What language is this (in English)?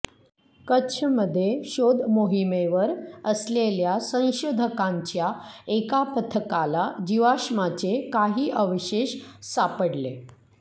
Marathi